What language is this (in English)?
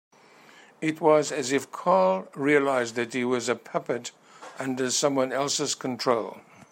English